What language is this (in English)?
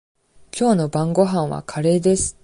Japanese